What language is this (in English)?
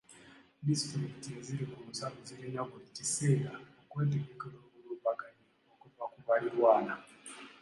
Ganda